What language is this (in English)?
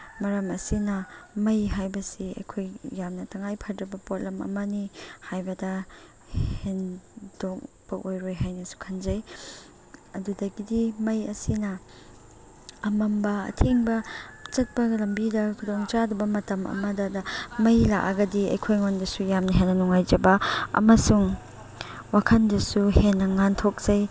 Manipuri